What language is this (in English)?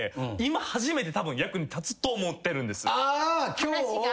Japanese